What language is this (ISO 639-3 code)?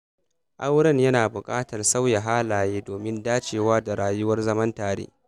hau